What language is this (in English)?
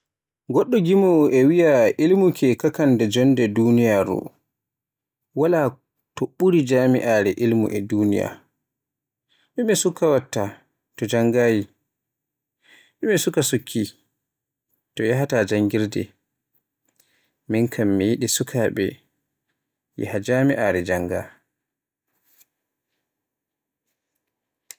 Borgu Fulfulde